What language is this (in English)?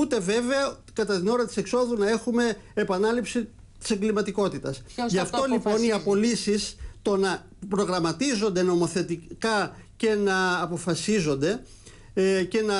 Greek